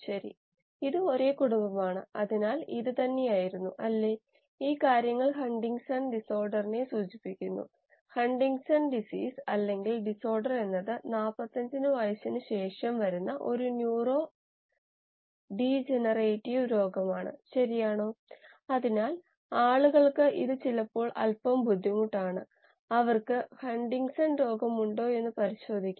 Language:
Malayalam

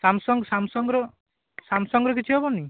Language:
Odia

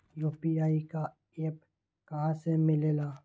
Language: Magahi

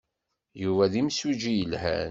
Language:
Kabyle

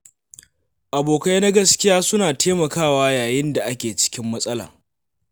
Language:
Hausa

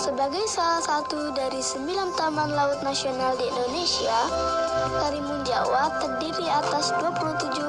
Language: Indonesian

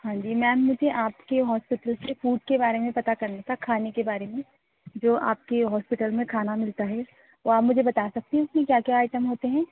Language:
Urdu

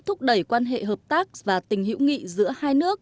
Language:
Vietnamese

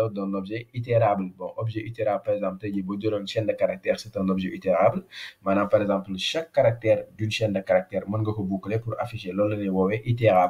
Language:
French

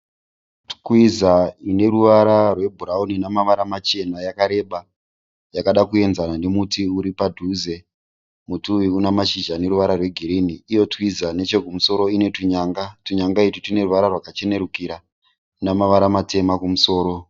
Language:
Shona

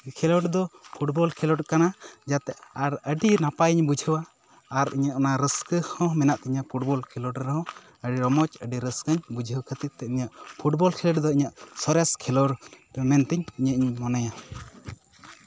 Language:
Santali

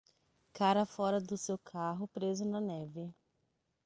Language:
Portuguese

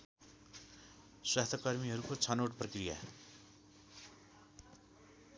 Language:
Nepali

